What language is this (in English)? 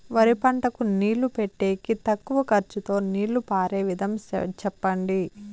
Telugu